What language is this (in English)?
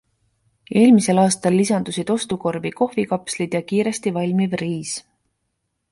Estonian